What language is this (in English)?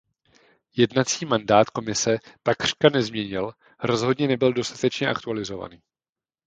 Czech